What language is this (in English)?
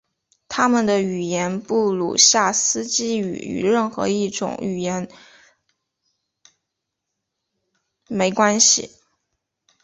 Chinese